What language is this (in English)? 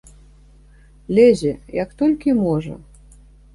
Belarusian